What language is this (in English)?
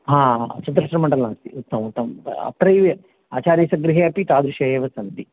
Sanskrit